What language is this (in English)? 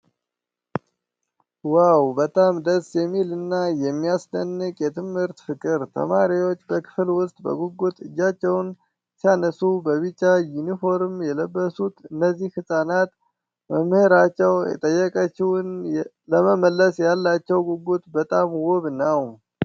Amharic